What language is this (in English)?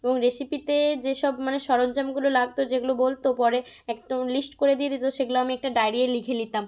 Bangla